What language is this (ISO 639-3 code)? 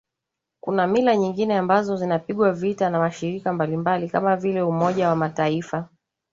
swa